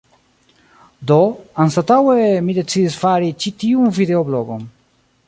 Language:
Esperanto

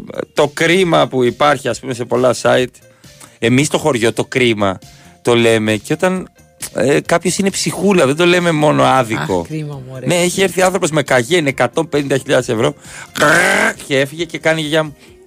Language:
Greek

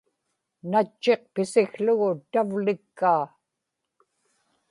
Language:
Inupiaq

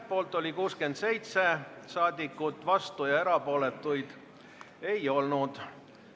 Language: Estonian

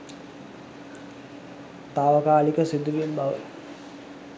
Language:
Sinhala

